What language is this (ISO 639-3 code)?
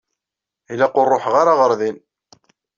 kab